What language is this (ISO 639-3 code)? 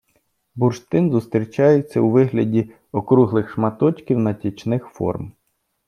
ukr